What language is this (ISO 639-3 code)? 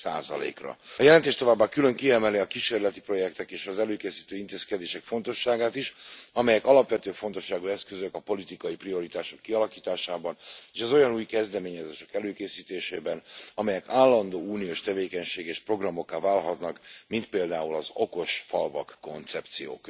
hun